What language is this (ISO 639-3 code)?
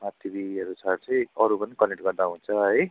nep